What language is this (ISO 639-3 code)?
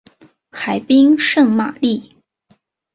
zho